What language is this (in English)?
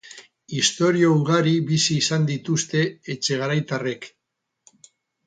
Basque